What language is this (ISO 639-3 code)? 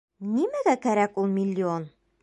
bak